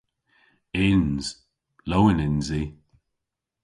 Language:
Cornish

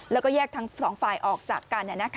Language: Thai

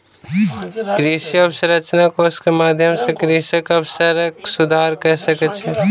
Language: Maithili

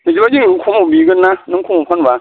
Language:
Bodo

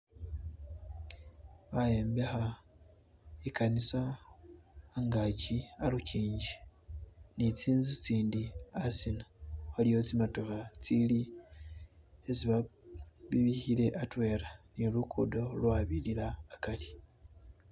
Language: Masaaba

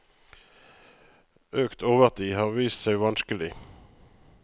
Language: Norwegian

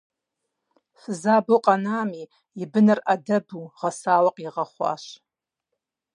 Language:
Kabardian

